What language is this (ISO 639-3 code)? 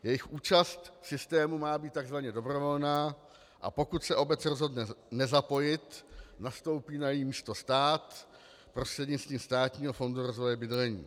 ces